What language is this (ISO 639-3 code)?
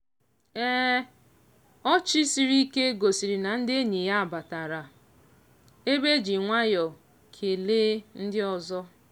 ibo